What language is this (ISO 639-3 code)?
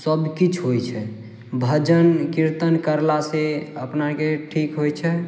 mai